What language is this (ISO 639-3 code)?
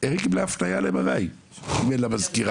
heb